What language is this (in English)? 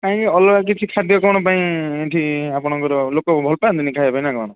Odia